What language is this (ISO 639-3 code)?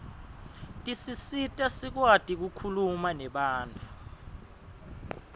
ssw